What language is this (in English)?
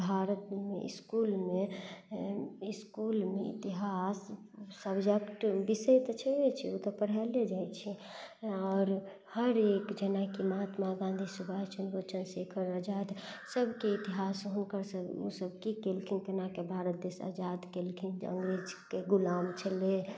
Maithili